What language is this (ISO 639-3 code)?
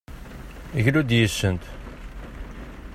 kab